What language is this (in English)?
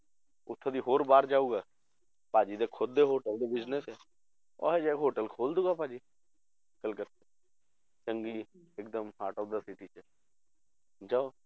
Punjabi